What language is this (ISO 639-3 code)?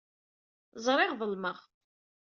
kab